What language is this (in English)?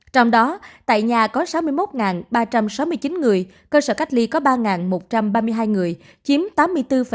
Vietnamese